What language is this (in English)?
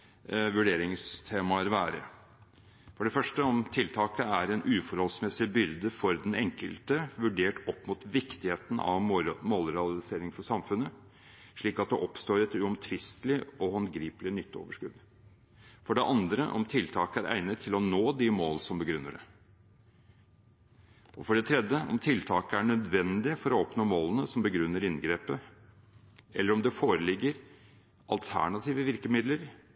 Norwegian Bokmål